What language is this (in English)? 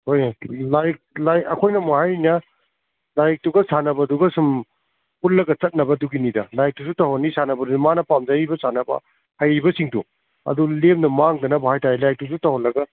Manipuri